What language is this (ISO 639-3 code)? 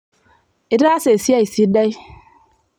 mas